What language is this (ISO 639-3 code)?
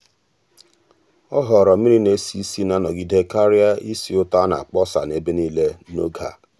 ibo